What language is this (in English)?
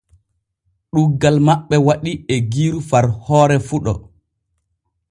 Borgu Fulfulde